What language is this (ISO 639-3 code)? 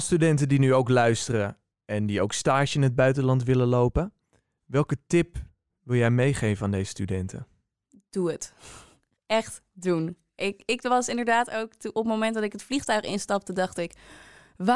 nld